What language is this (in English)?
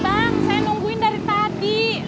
Indonesian